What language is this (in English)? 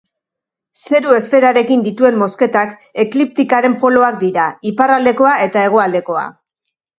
Basque